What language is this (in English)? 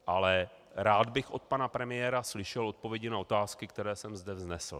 Czech